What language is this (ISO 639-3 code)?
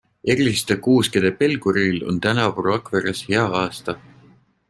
est